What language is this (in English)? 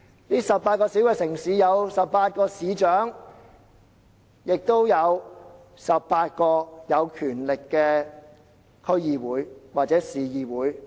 Cantonese